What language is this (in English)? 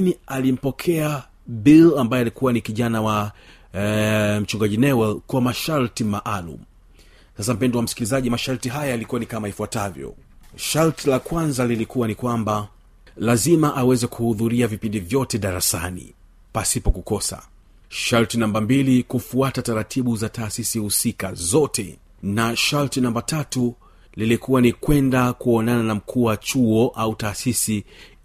Swahili